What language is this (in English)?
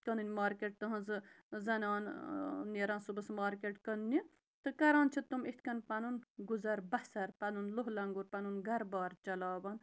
Kashmiri